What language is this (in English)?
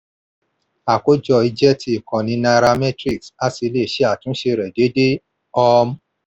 Yoruba